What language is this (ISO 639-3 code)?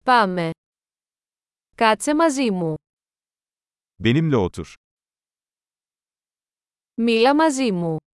ell